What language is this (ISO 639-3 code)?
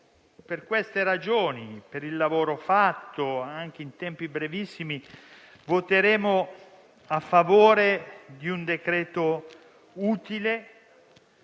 ita